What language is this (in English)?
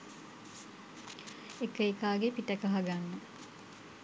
Sinhala